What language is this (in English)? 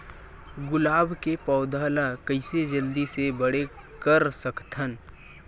Chhattisgarhi